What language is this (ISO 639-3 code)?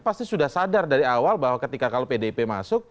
ind